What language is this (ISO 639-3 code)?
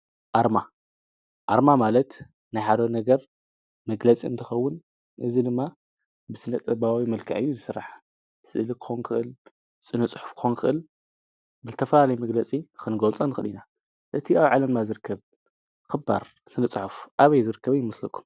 tir